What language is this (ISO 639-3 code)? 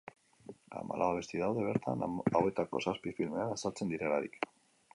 eus